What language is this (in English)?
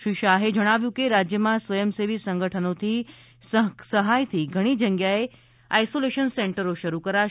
Gujarati